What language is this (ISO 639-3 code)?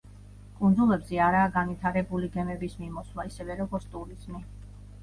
kat